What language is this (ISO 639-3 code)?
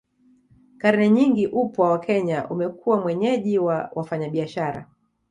swa